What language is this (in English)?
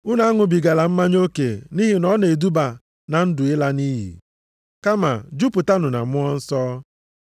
Igbo